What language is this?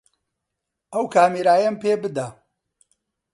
Central Kurdish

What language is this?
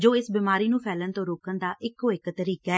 Punjabi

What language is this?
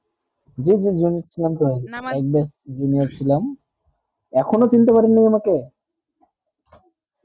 Bangla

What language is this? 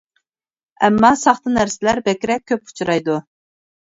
Uyghur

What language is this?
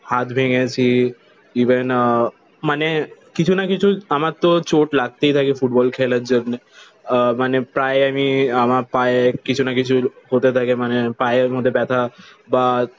Bangla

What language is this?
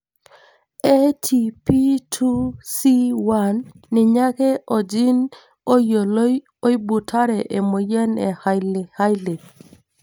Masai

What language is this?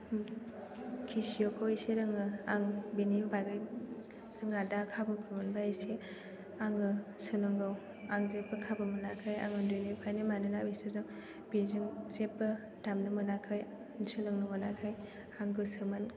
Bodo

